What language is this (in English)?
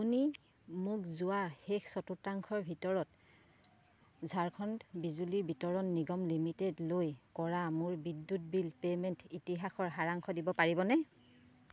Assamese